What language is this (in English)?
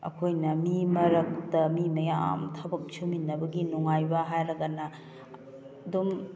Manipuri